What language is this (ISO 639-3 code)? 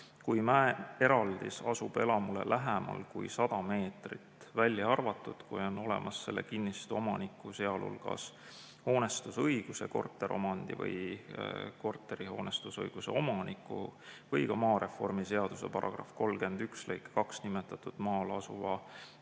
est